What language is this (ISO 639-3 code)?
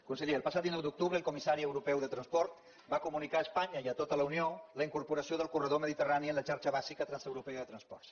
cat